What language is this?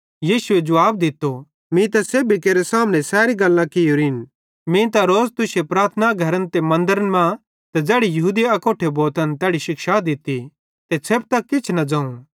Bhadrawahi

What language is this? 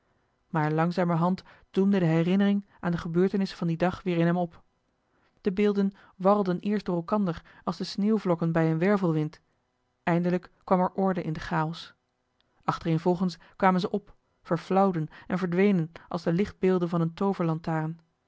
Dutch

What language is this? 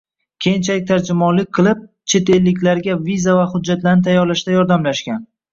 Uzbek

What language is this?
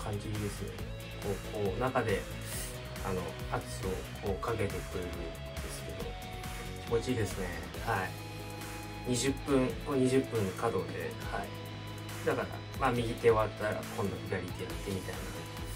Japanese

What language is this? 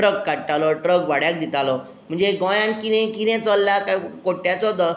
Konkani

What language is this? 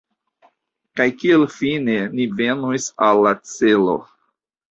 Esperanto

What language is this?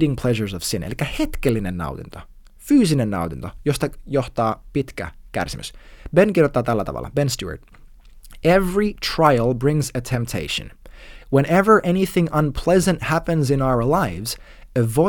Finnish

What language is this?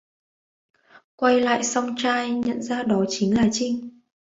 Vietnamese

